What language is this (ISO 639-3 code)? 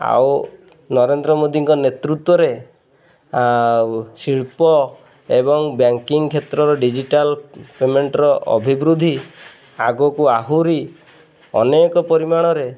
ori